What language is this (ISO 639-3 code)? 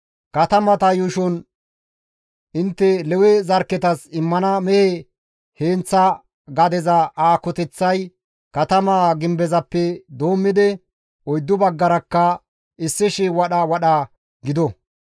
gmv